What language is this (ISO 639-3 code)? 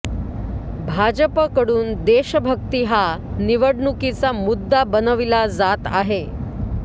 mar